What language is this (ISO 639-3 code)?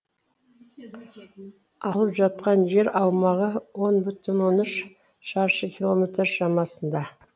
kaz